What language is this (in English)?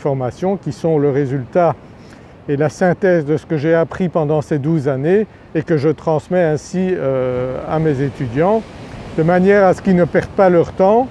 French